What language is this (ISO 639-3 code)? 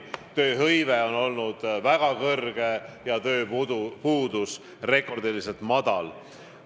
est